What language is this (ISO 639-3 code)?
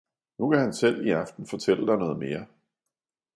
dan